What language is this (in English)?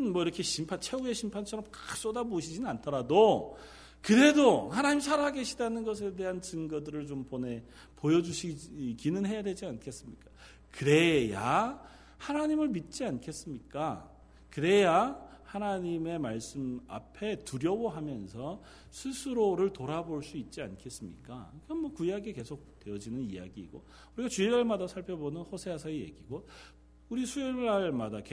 Korean